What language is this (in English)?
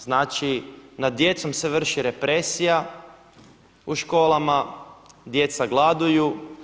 Croatian